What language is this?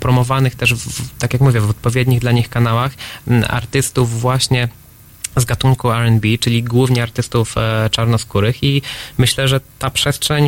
Polish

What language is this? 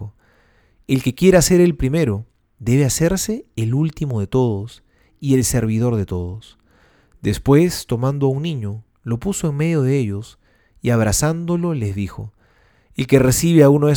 Spanish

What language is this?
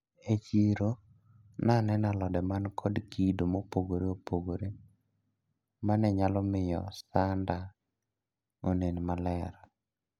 Luo (Kenya and Tanzania)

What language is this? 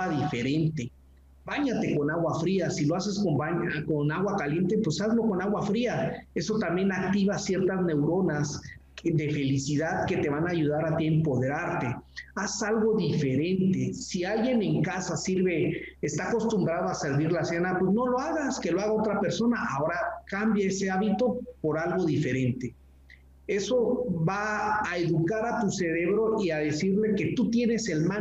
Spanish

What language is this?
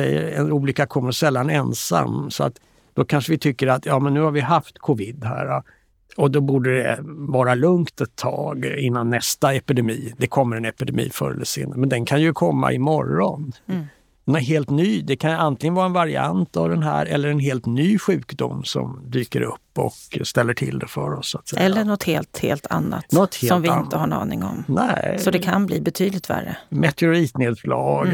Swedish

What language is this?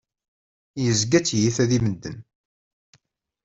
Kabyle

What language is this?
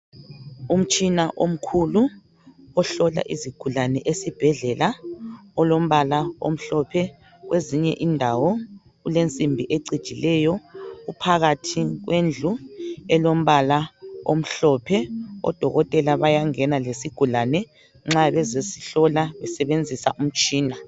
North Ndebele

